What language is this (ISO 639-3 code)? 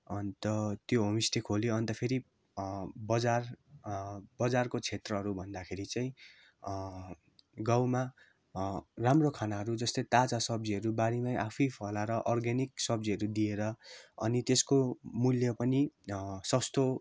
nep